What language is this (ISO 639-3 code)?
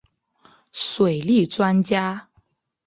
zho